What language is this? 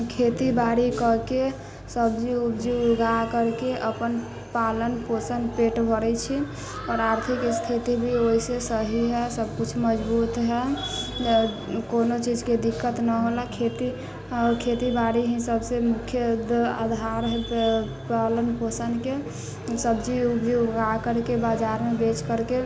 Maithili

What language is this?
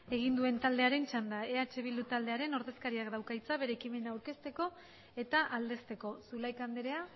Basque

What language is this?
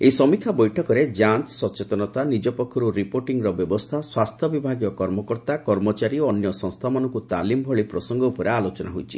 Odia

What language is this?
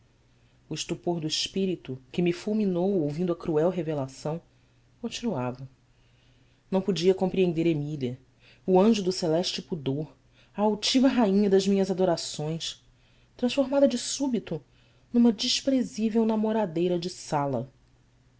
Portuguese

